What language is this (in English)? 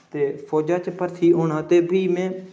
Dogri